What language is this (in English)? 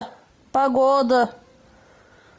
Russian